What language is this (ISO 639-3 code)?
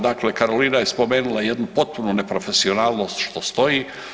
hrv